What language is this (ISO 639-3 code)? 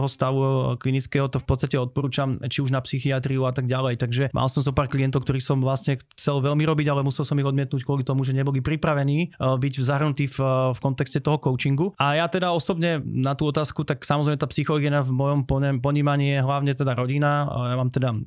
slk